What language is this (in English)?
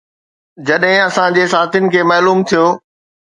Sindhi